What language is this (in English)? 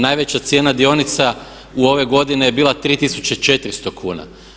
Croatian